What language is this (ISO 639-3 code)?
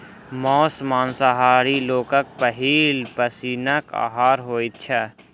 mai